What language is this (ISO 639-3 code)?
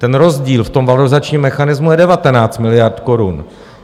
ces